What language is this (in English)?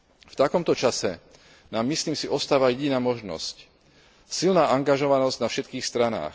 Slovak